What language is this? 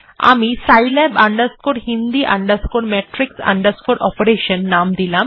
Bangla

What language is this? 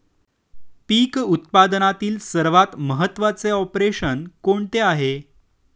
Marathi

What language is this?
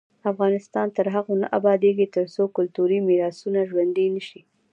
Pashto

